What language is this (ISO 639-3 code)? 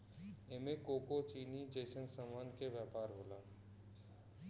bho